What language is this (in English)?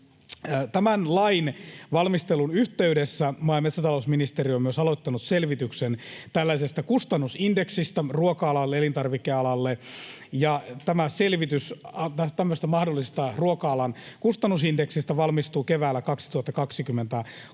Finnish